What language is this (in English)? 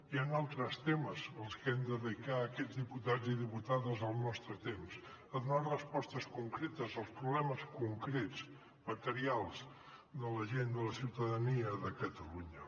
Catalan